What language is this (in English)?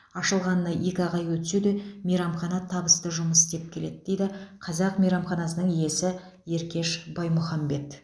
Kazakh